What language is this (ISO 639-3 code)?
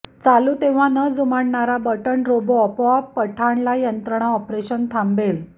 mar